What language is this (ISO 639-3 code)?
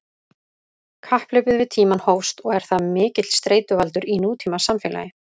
isl